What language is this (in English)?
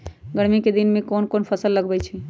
Magahi